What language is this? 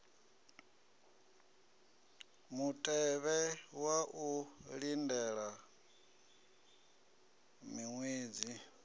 Venda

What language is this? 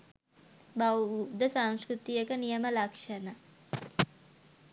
Sinhala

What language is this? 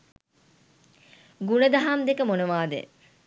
Sinhala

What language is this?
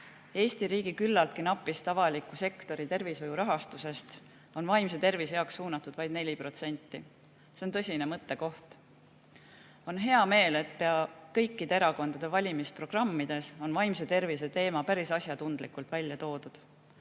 Estonian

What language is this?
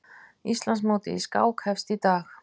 Icelandic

